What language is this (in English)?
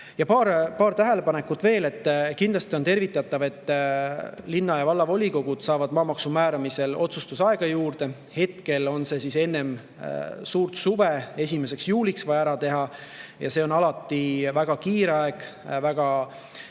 Estonian